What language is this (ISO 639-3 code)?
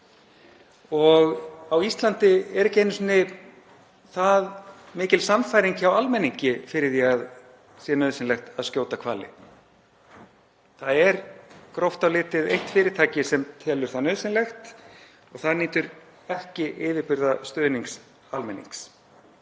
isl